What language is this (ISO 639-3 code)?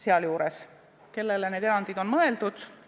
est